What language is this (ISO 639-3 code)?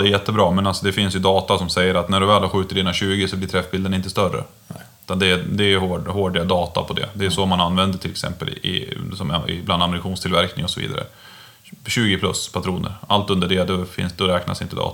swe